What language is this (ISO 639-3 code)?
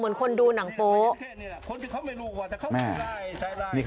tha